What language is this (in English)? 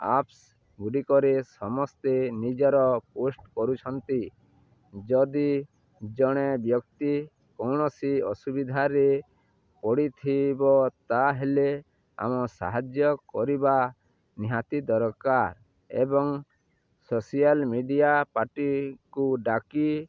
Odia